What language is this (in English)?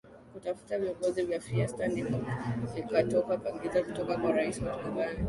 Swahili